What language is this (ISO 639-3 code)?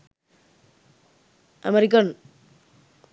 sin